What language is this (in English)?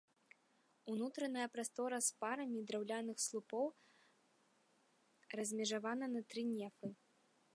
Belarusian